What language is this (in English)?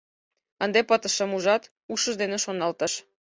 Mari